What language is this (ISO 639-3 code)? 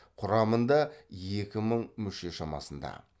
kaz